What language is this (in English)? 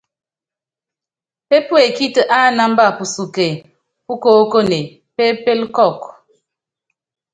Yangben